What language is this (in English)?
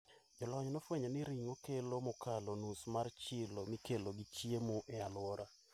Luo (Kenya and Tanzania)